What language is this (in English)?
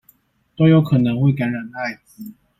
Chinese